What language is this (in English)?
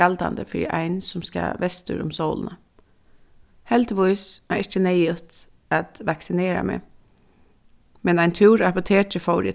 Faroese